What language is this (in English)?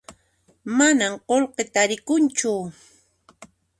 Puno Quechua